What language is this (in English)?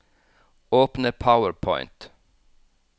Norwegian